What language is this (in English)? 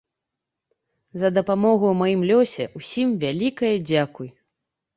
Belarusian